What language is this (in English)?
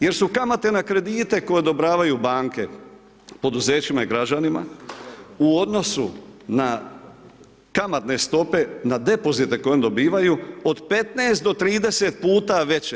Croatian